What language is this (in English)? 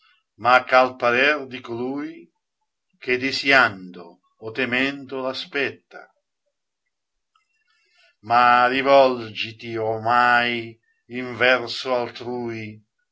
Italian